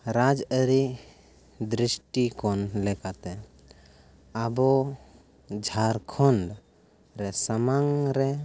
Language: Santali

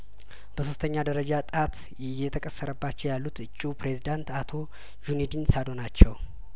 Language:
Amharic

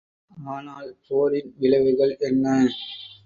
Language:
Tamil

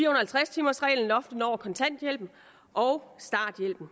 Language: Danish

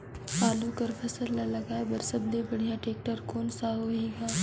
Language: Chhattisgarhi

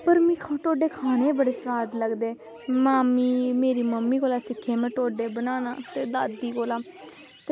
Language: Dogri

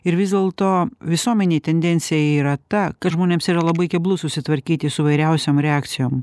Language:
Lithuanian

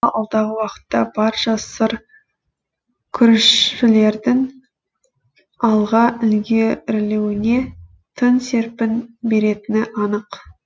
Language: Kazakh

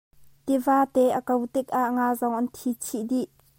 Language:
Hakha Chin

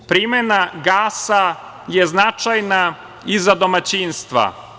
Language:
Serbian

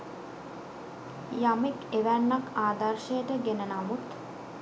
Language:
Sinhala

